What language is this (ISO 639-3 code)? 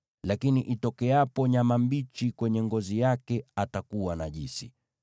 swa